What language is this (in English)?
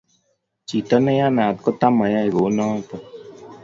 Kalenjin